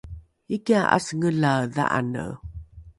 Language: Rukai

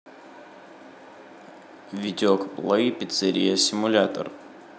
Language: Russian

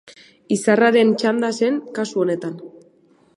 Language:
Basque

